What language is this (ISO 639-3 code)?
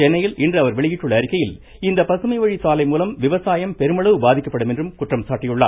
tam